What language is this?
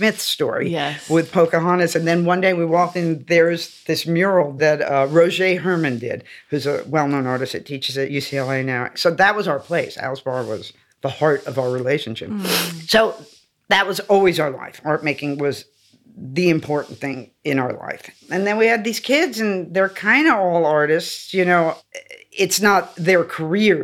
English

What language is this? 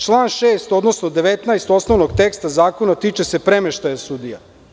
Serbian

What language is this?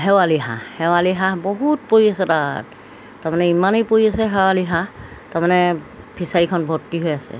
Assamese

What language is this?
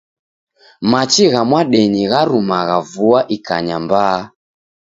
Taita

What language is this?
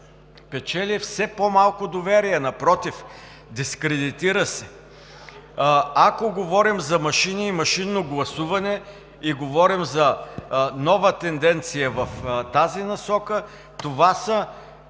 Bulgarian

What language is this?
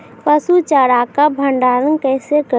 Maithili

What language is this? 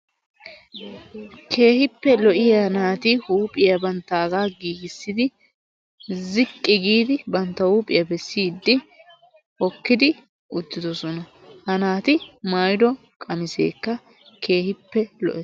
Wolaytta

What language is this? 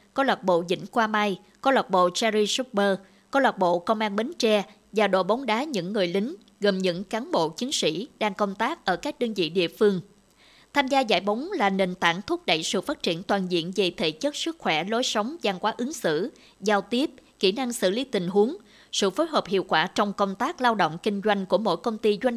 Vietnamese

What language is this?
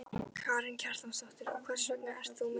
Icelandic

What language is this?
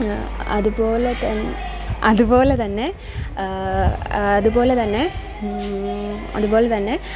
Malayalam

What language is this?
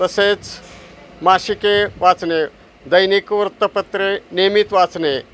Marathi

